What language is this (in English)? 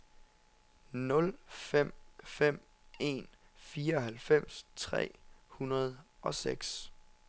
Danish